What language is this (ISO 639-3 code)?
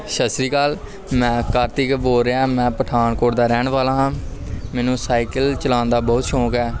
pan